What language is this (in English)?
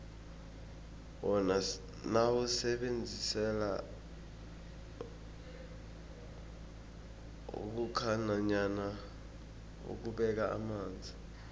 South Ndebele